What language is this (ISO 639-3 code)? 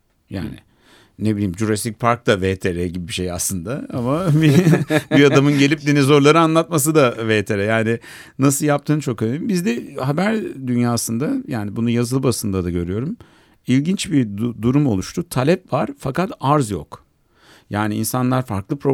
tur